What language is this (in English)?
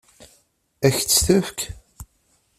Kabyle